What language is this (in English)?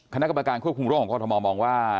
Thai